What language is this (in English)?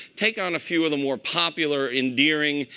English